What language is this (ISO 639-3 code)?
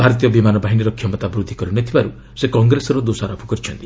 ori